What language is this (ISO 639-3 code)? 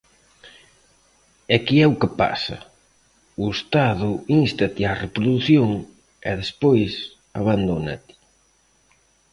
glg